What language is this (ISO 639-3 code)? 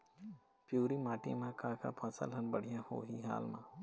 hne